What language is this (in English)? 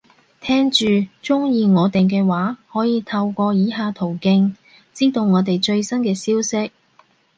Cantonese